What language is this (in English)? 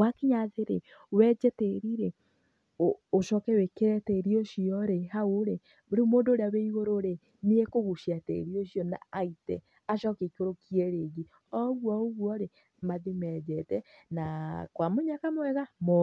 Kikuyu